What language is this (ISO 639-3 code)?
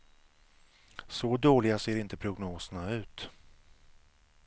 swe